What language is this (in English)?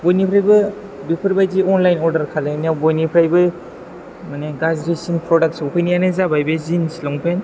Bodo